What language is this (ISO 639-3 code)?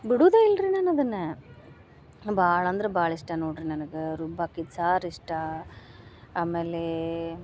kan